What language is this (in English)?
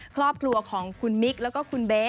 Thai